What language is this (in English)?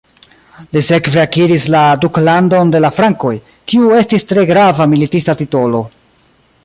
Esperanto